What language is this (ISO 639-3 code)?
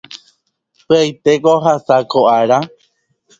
grn